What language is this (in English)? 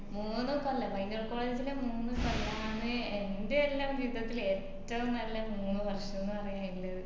Malayalam